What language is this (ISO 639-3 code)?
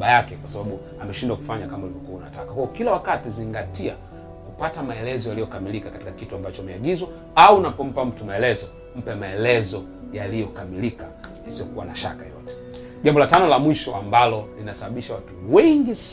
swa